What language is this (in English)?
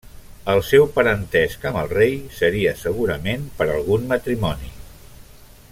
Catalan